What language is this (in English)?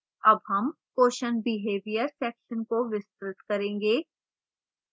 Hindi